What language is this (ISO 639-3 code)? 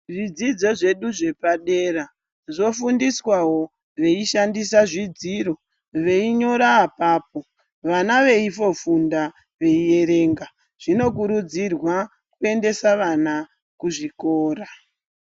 ndc